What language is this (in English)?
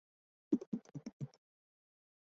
Chinese